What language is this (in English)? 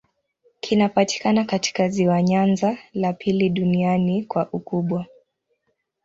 Swahili